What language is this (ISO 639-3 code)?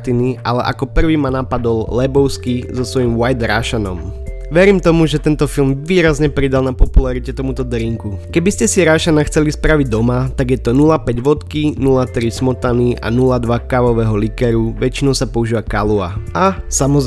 slk